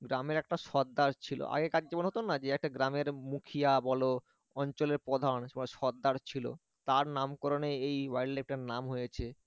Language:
Bangla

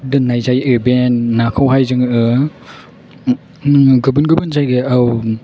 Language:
Bodo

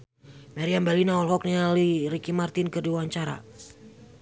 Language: Sundanese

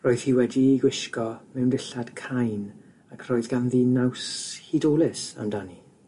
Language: Welsh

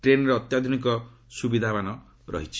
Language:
Odia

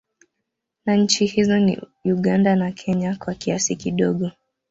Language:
Swahili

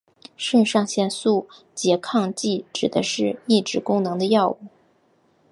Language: Chinese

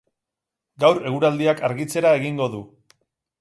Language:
Basque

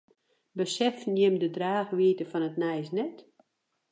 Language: Western Frisian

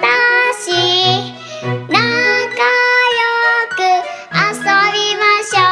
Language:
Japanese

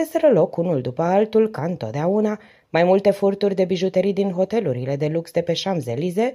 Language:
Romanian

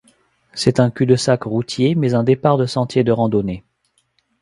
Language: French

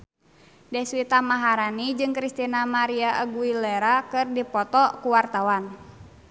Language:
Sundanese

